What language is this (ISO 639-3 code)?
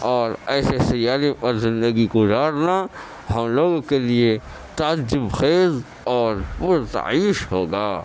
urd